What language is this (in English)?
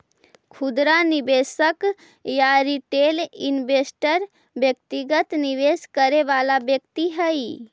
Magahi